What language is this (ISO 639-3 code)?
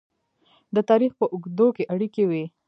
pus